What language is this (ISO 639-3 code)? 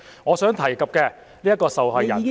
yue